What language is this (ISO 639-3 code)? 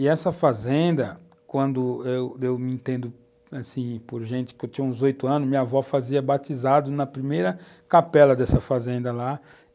por